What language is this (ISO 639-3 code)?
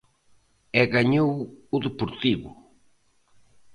glg